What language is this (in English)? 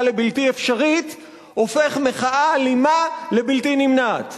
Hebrew